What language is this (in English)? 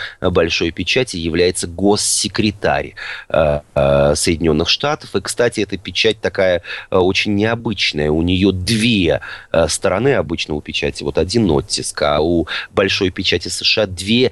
Russian